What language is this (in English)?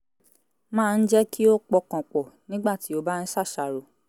Yoruba